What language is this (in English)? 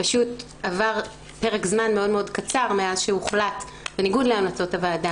Hebrew